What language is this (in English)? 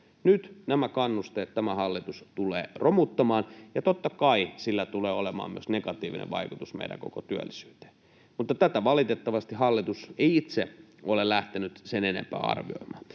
Finnish